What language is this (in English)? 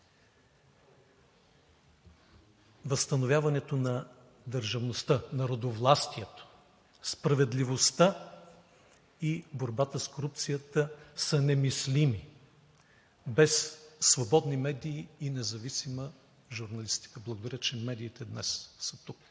Bulgarian